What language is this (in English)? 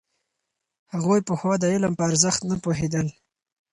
Pashto